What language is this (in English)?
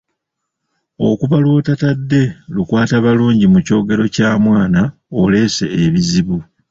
Ganda